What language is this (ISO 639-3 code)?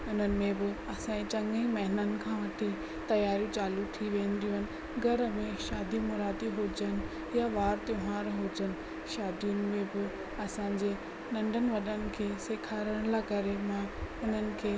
snd